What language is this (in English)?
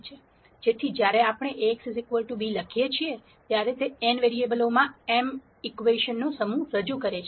Gujarati